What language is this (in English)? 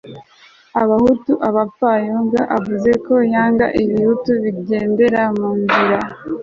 Kinyarwanda